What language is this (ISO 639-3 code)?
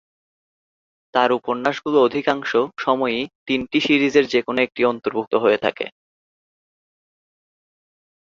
ben